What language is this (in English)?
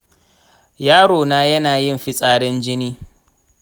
Hausa